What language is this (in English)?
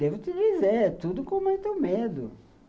Portuguese